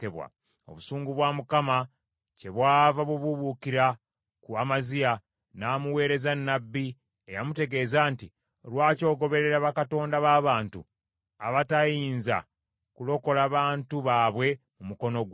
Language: Ganda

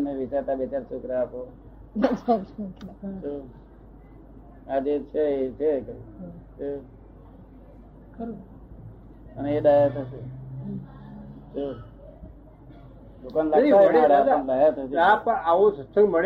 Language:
Gujarati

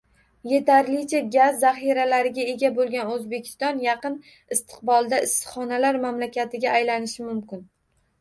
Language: Uzbek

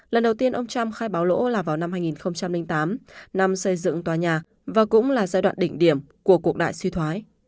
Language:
Vietnamese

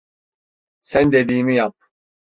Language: Turkish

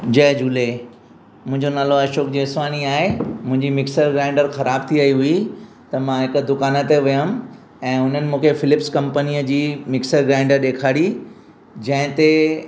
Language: Sindhi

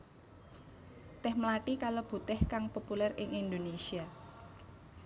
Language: Javanese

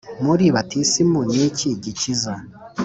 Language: Kinyarwanda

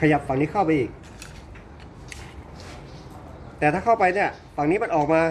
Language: Thai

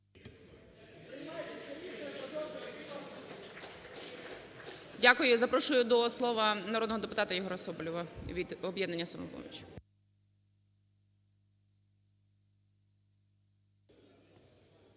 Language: Ukrainian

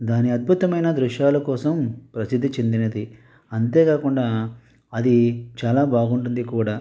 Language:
Telugu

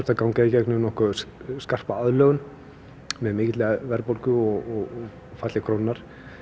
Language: Icelandic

